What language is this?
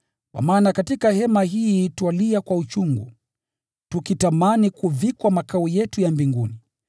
Swahili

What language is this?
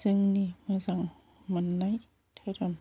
Bodo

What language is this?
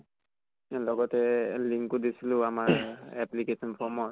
Assamese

